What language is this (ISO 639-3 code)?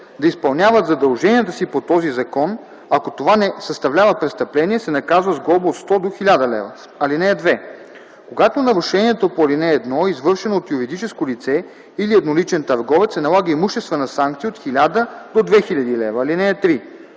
bul